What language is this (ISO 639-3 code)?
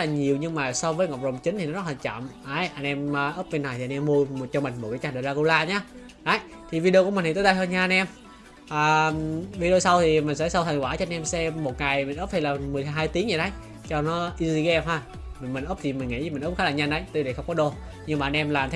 vie